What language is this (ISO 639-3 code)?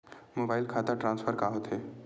hne